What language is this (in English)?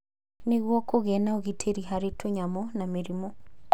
Kikuyu